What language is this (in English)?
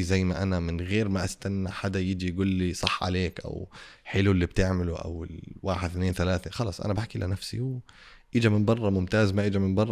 Arabic